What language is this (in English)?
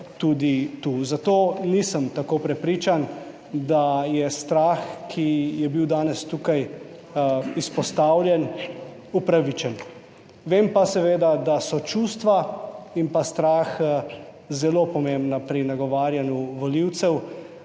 Slovenian